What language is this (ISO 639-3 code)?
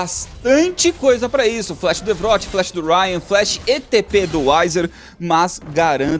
por